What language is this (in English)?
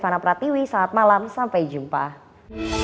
Indonesian